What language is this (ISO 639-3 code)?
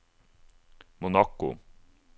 nor